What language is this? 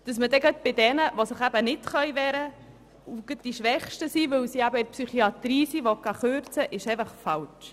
Swiss German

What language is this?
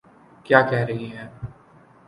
Urdu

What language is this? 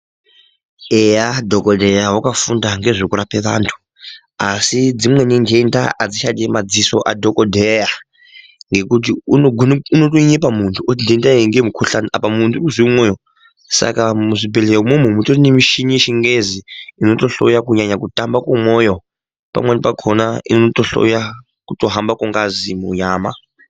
Ndau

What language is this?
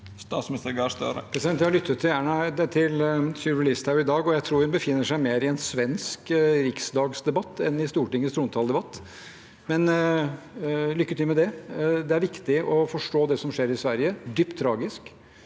Norwegian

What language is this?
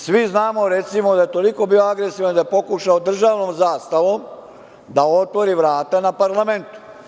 Serbian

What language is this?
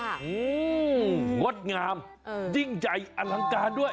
Thai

